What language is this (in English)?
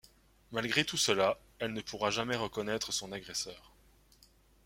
French